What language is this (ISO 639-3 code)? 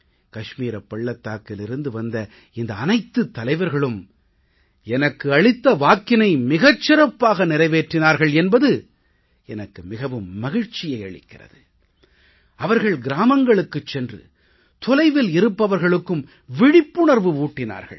tam